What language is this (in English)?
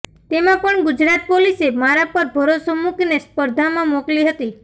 Gujarati